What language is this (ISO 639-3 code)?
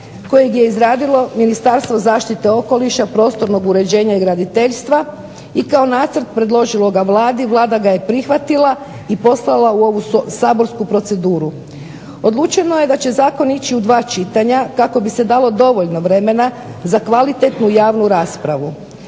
hrv